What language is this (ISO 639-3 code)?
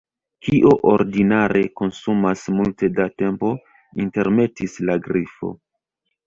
epo